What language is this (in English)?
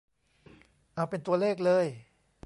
Thai